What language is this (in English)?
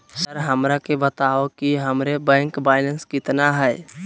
Magahi